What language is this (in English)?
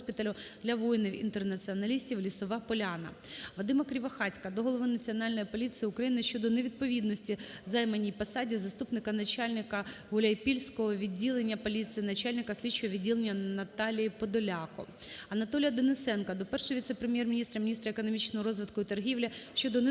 Ukrainian